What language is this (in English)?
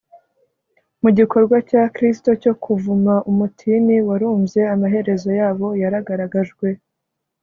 Kinyarwanda